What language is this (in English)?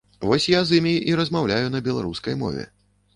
Belarusian